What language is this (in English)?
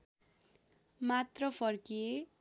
Nepali